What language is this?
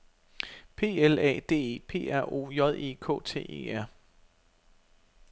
Danish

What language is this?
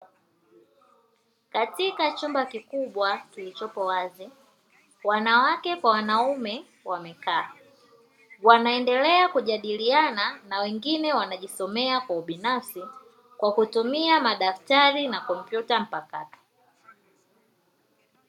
Swahili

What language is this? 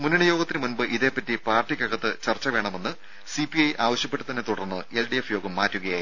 Malayalam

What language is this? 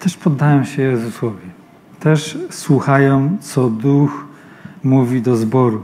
Polish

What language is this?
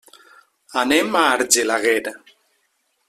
Catalan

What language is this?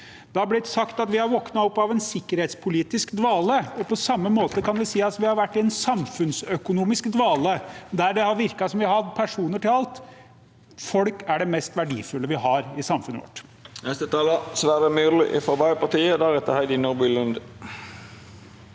Norwegian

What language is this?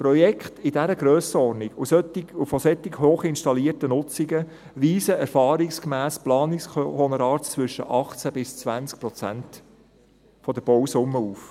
Swiss German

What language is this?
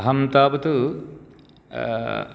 Sanskrit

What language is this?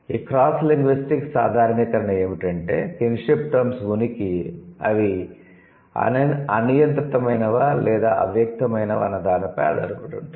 Telugu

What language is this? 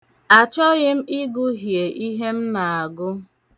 Igbo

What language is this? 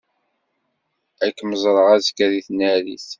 Kabyle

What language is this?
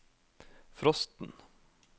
Norwegian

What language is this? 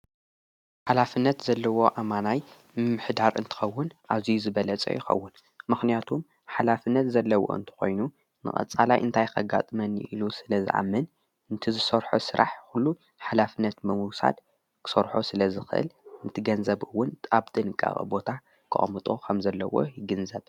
Tigrinya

